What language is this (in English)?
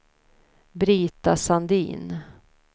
Swedish